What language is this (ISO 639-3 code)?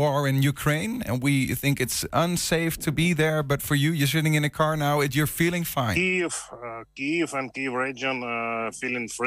nld